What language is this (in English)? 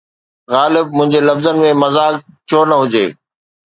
Sindhi